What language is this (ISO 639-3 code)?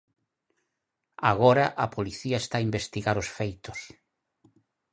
glg